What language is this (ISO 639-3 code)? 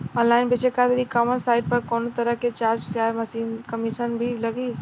bho